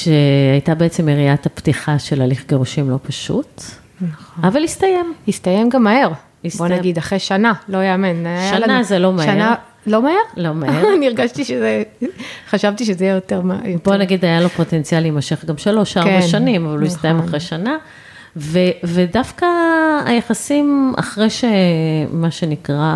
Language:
Hebrew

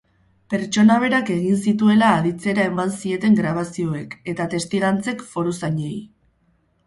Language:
Basque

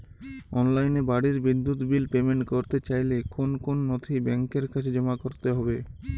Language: Bangla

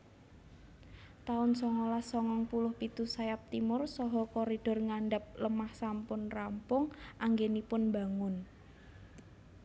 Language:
Javanese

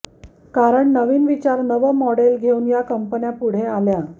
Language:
Marathi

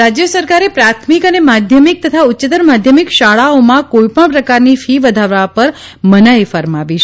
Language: Gujarati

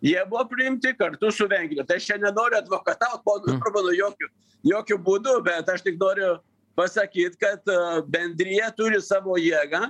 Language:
Lithuanian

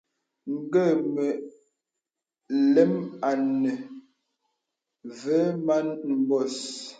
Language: Bebele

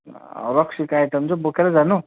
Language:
Nepali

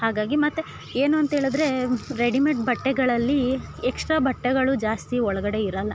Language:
Kannada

